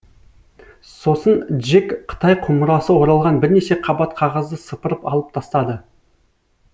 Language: Kazakh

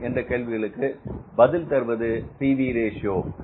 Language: Tamil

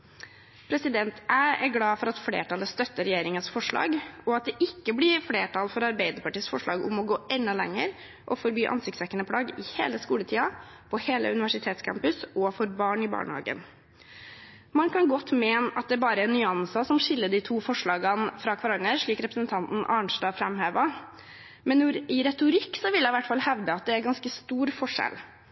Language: Norwegian Bokmål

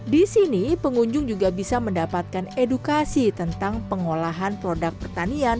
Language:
Indonesian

